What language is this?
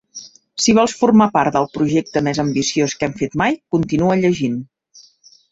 Catalan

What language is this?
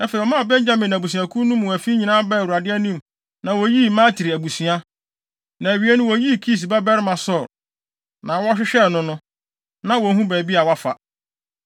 Akan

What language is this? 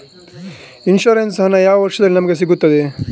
Kannada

